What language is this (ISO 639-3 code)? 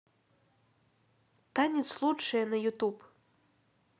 rus